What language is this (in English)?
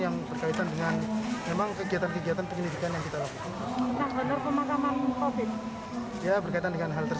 Indonesian